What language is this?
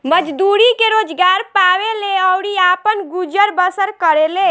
Bhojpuri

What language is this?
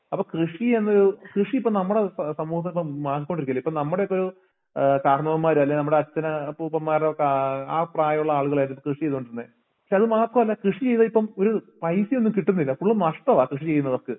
Malayalam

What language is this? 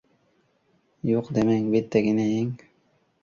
Uzbek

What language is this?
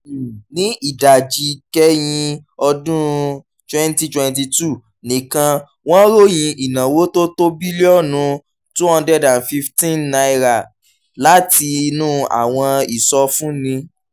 Yoruba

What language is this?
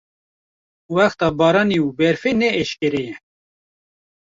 Kurdish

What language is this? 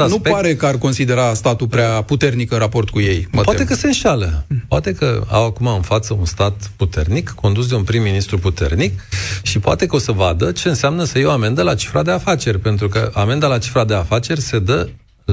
Romanian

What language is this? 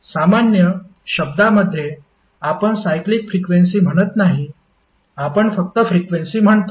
Marathi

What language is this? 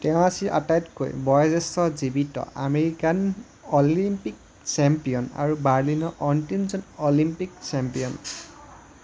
Assamese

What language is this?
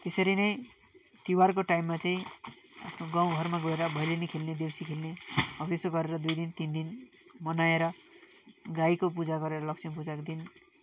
Nepali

